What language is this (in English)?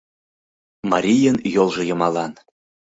Mari